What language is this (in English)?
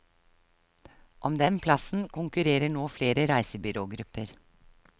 Norwegian